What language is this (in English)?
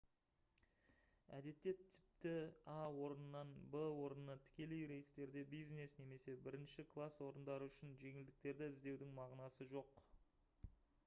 Kazakh